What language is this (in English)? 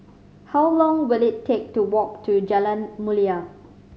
English